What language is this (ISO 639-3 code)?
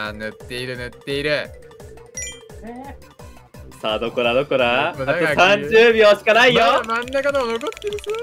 jpn